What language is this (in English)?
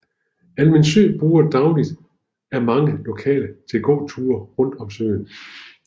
Danish